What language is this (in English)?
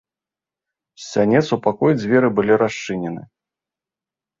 Belarusian